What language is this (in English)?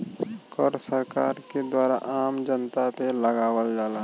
Bhojpuri